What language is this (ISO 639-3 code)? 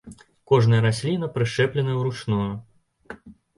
bel